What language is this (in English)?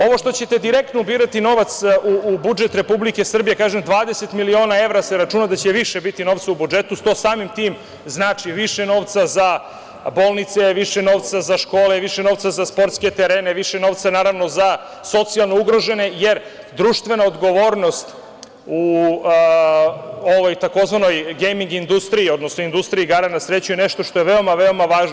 Serbian